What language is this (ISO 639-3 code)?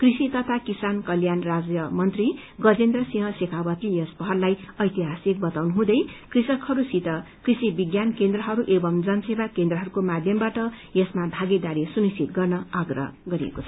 nep